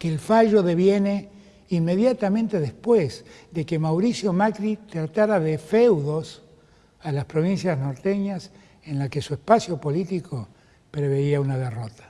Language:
Spanish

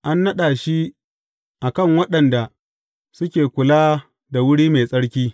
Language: Hausa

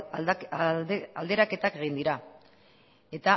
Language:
Basque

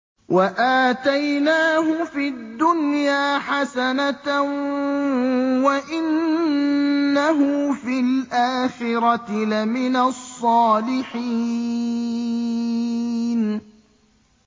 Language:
Arabic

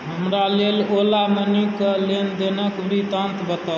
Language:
Maithili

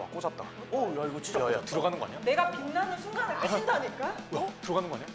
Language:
Korean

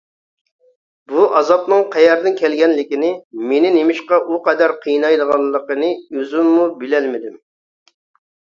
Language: Uyghur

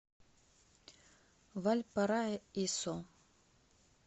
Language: Russian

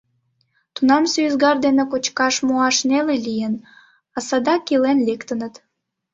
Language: Mari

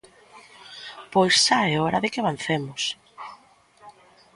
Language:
Galician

